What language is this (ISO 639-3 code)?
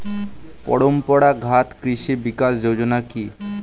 ben